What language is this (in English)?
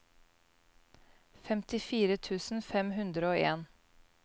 Norwegian